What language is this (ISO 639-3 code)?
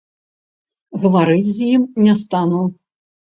bel